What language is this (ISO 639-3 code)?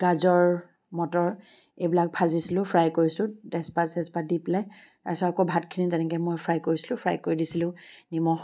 asm